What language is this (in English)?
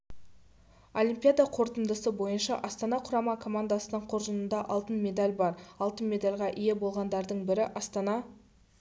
Kazakh